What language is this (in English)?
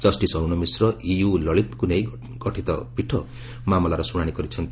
Odia